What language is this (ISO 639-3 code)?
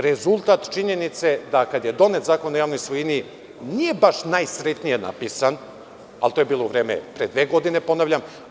srp